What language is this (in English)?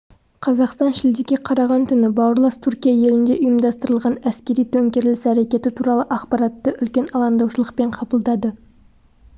Kazakh